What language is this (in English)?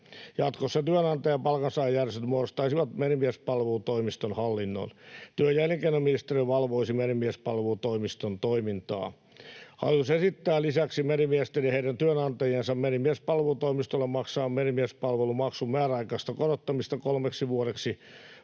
Finnish